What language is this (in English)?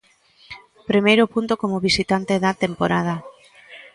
Galician